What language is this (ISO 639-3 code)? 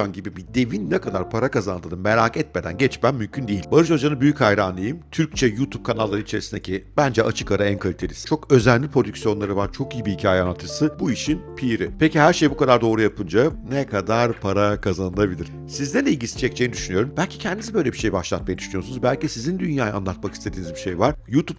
tur